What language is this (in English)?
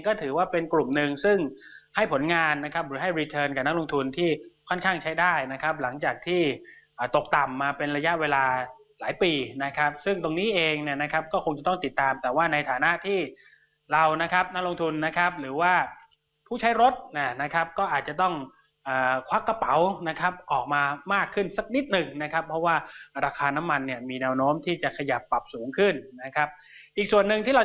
Thai